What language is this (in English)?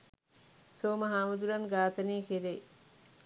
Sinhala